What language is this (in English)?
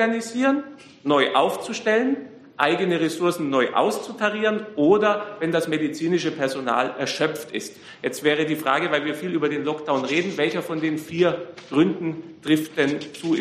German